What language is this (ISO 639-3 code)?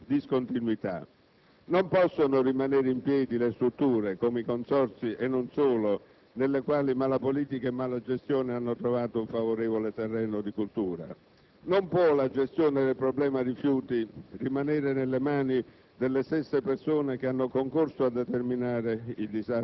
ita